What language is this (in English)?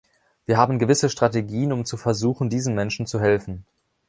German